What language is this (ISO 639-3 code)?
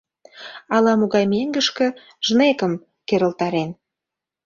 chm